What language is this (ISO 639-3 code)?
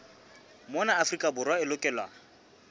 sot